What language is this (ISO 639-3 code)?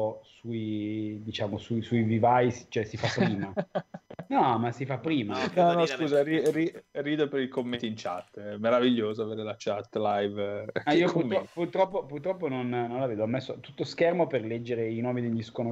ita